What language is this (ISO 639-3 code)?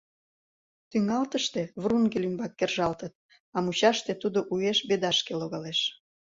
chm